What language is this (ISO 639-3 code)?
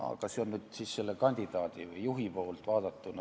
est